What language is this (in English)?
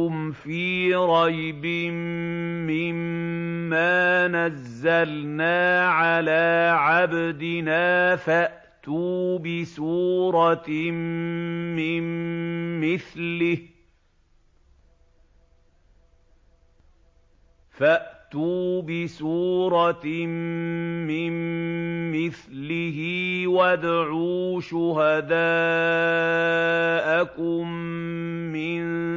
Arabic